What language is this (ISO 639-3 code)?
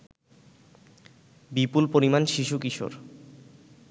ben